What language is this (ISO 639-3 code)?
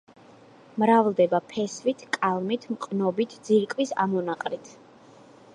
kat